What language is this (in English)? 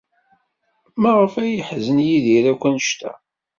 Kabyle